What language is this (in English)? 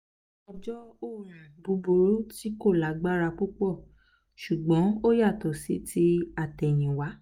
Yoruba